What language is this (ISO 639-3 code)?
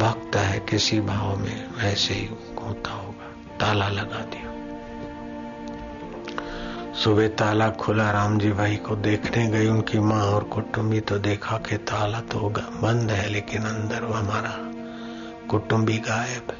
hin